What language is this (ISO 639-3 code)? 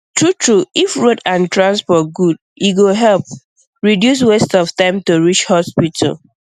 pcm